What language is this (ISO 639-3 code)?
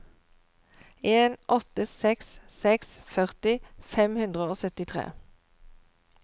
nor